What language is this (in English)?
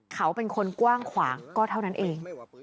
Thai